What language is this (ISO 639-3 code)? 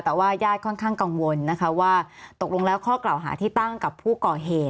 tha